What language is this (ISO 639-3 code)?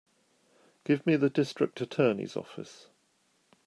eng